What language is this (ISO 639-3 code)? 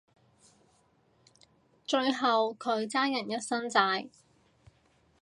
yue